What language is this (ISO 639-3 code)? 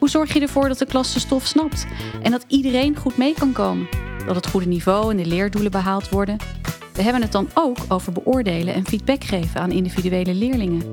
nld